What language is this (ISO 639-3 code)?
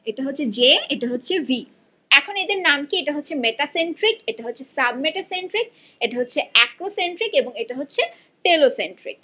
ben